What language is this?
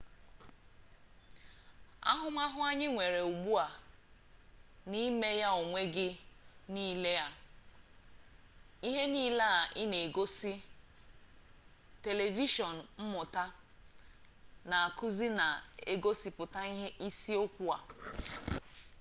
Igbo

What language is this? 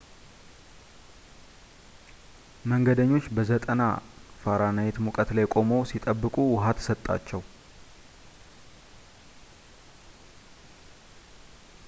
Amharic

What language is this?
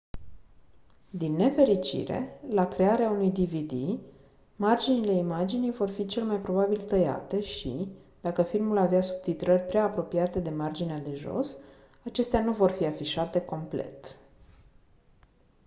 Romanian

